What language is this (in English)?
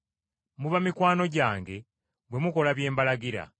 Ganda